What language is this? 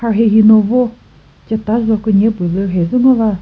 Chokri Naga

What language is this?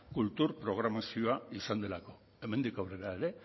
Basque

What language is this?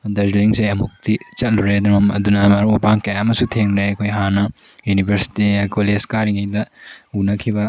Manipuri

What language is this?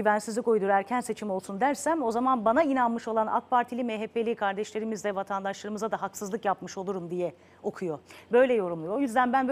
Turkish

